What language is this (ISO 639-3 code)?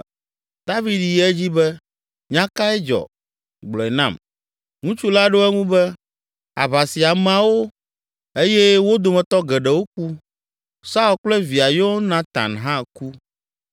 ewe